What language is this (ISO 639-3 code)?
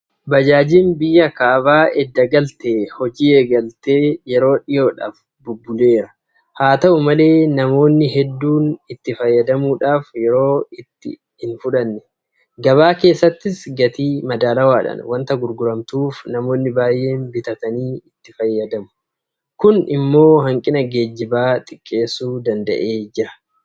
orm